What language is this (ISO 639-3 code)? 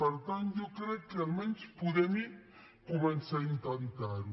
cat